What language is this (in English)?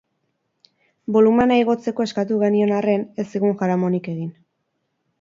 Basque